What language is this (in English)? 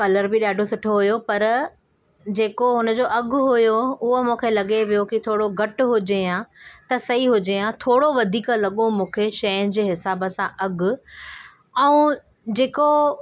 Sindhi